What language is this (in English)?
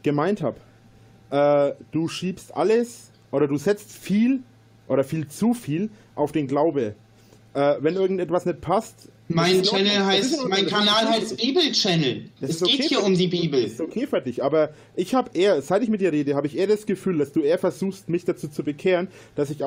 German